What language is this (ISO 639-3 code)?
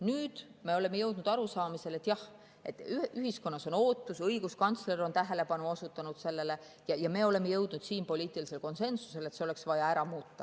est